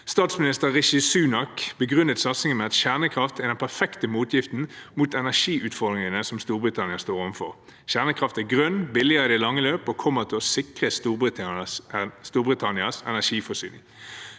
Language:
Norwegian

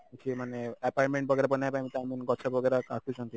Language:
Odia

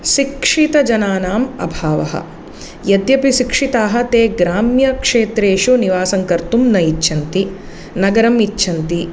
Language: Sanskrit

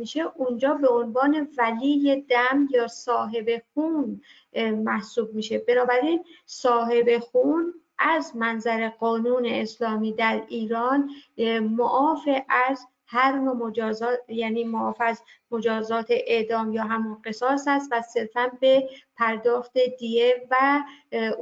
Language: Persian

